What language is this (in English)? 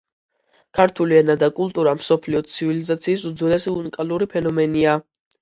Georgian